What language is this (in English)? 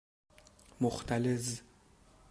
Persian